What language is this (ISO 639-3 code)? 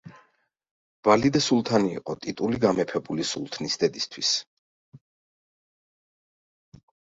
kat